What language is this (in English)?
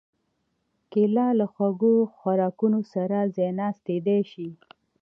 Pashto